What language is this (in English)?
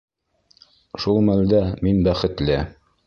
Bashkir